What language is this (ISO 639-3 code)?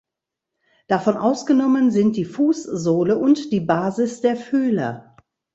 deu